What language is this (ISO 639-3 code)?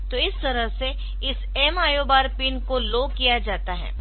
hin